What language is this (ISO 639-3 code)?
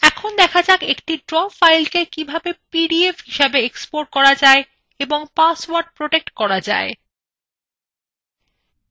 ben